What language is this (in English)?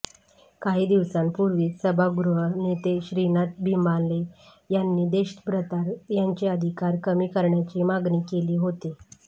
Marathi